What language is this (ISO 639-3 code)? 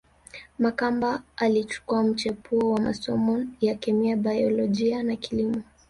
swa